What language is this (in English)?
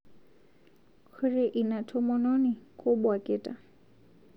Masai